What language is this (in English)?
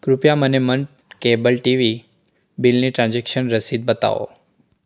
Gujarati